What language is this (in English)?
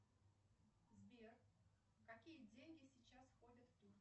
Russian